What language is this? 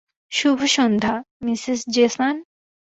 Bangla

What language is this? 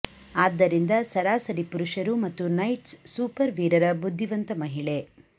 Kannada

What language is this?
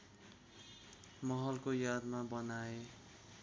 Nepali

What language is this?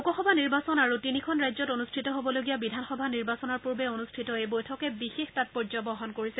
Assamese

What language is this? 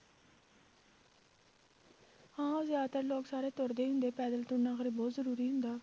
Punjabi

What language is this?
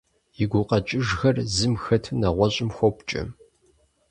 Kabardian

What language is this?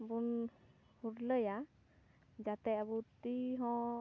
Santali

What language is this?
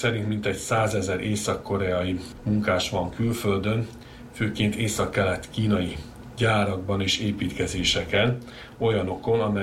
Hungarian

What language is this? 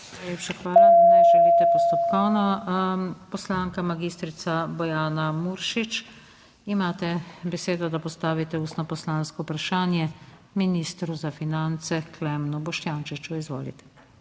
Slovenian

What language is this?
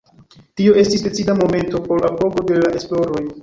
Esperanto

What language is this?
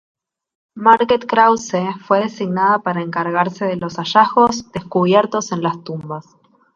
Spanish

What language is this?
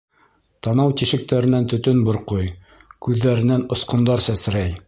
Bashkir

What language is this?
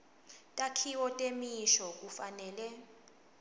Swati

